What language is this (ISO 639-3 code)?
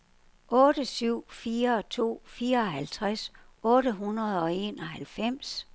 dan